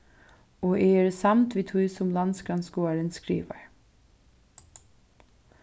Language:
Faroese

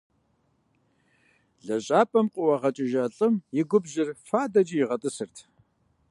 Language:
Kabardian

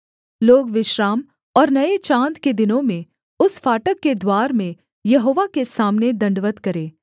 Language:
Hindi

